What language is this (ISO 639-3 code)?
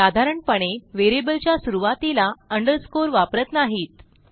mar